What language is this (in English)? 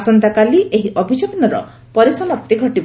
Odia